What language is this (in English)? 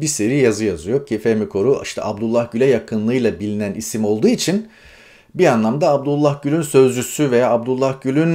Turkish